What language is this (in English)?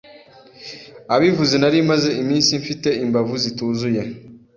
Kinyarwanda